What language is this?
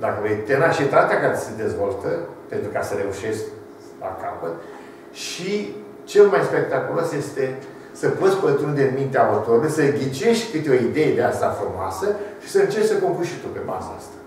Romanian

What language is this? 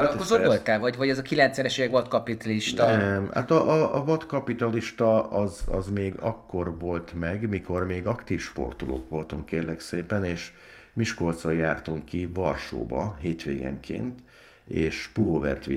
Hungarian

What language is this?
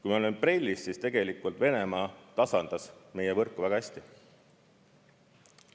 Estonian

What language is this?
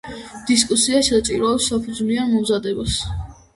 Georgian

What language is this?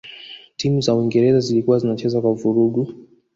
Swahili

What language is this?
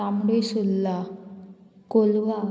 Konkani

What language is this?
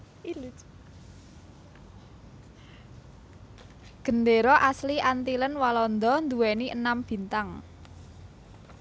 Javanese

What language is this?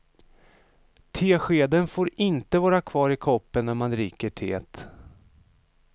Swedish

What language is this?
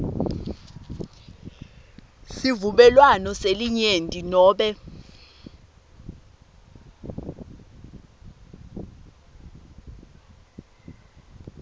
Swati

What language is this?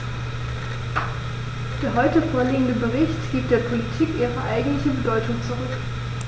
German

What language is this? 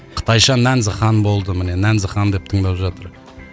Kazakh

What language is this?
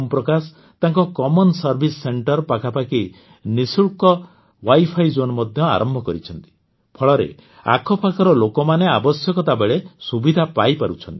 Odia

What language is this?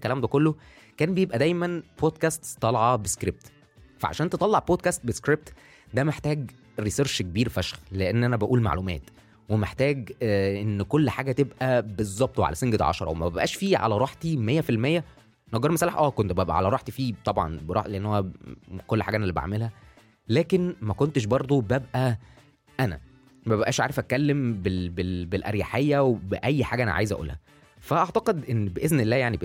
Arabic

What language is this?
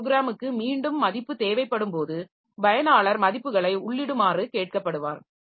Tamil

